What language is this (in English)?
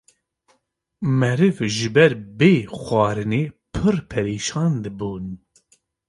Kurdish